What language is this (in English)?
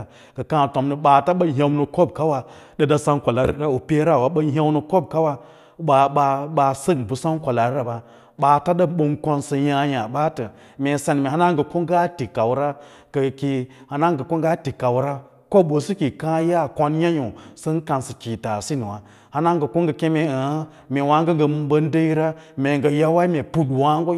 Lala-Roba